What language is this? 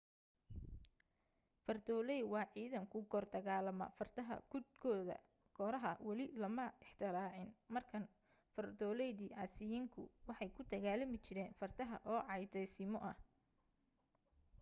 Somali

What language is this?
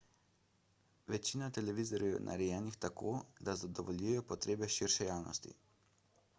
Slovenian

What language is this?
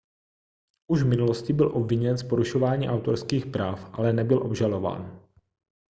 Czech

